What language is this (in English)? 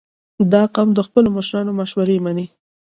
Pashto